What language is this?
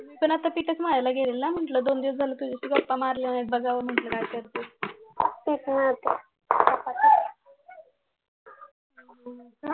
Marathi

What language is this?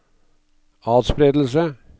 Norwegian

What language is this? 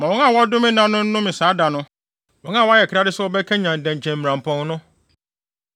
Akan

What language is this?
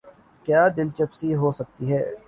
Urdu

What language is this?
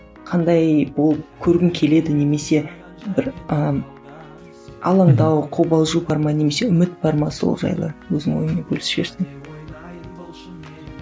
Kazakh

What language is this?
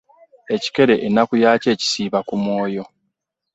Ganda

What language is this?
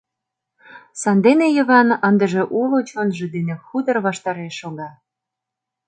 Mari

